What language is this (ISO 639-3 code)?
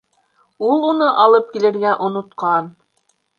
bak